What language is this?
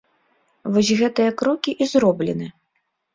Belarusian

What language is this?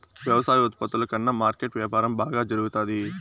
Telugu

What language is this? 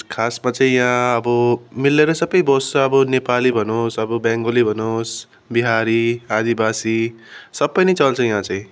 Nepali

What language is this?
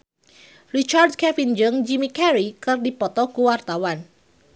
Sundanese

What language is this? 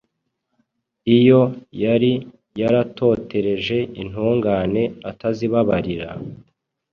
Kinyarwanda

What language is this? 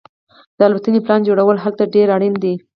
Pashto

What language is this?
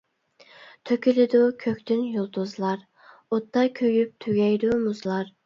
Uyghur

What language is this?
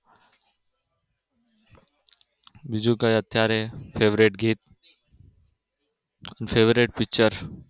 Gujarati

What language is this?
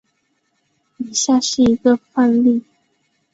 Chinese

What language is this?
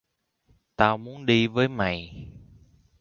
Vietnamese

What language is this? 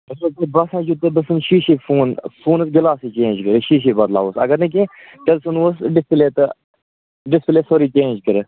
Kashmiri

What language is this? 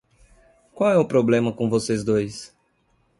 Portuguese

